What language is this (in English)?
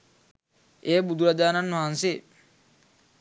Sinhala